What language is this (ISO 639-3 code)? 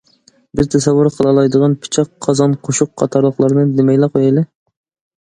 uig